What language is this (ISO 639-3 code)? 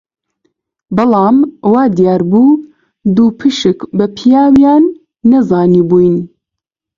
ckb